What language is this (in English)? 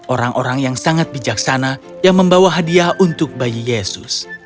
Indonesian